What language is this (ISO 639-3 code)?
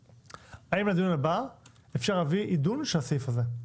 heb